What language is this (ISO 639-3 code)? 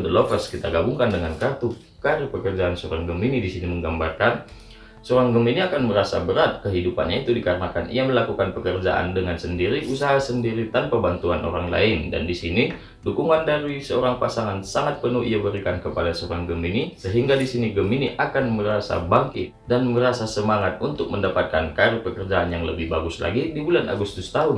ind